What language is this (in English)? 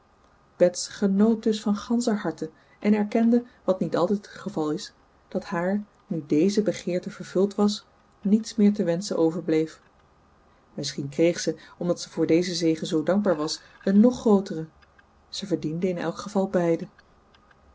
Dutch